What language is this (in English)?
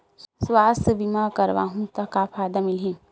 Chhattisgarhi